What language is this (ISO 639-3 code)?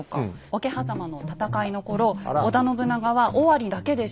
jpn